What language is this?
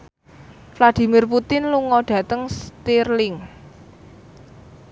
Javanese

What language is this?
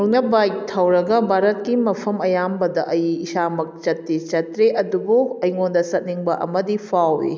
Manipuri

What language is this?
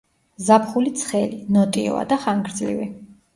Georgian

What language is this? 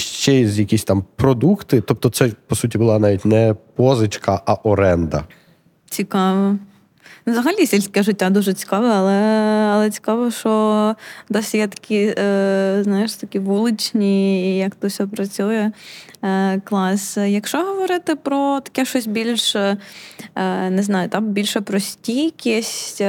Ukrainian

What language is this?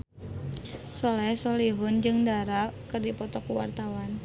Sundanese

